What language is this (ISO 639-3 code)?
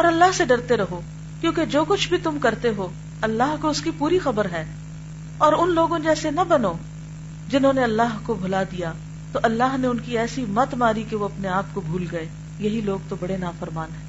urd